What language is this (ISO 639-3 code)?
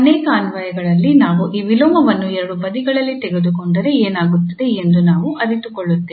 kan